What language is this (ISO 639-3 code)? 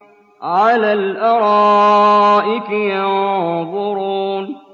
ara